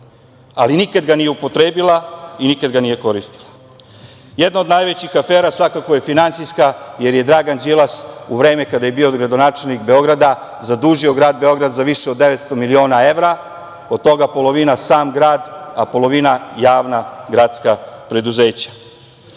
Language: Serbian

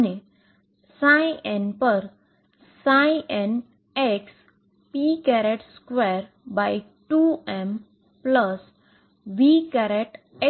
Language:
Gujarati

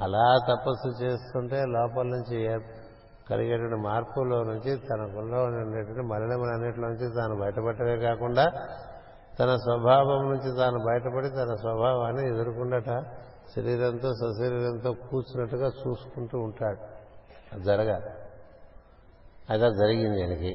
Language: Telugu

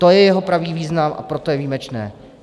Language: Czech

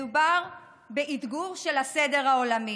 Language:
Hebrew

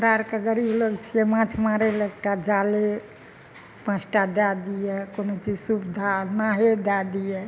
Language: Maithili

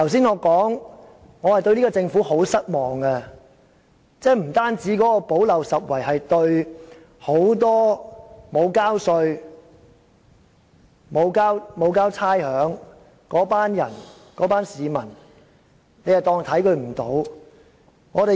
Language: Cantonese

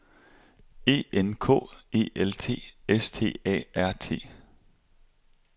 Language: Danish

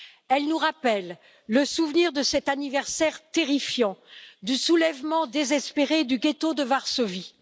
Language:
French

